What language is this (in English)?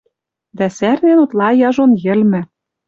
Western Mari